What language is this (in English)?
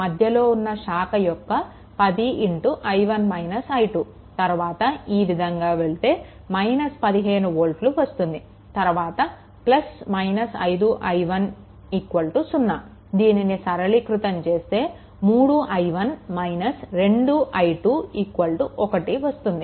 Telugu